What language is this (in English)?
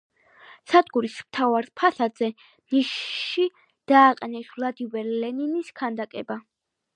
Georgian